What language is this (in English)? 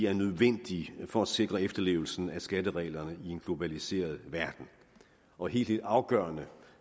Danish